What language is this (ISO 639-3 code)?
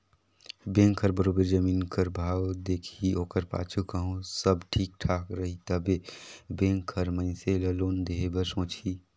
hne